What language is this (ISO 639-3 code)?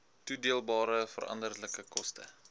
afr